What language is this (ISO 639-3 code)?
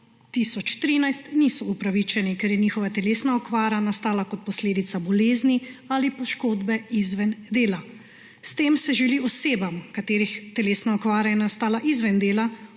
slv